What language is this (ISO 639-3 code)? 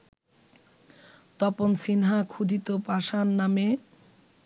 ben